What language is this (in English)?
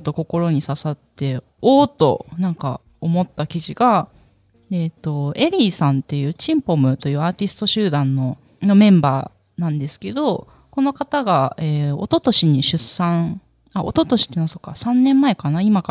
Japanese